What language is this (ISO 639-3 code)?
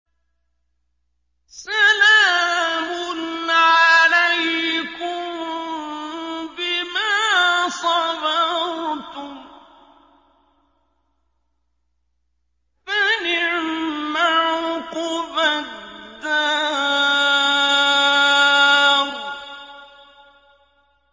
ara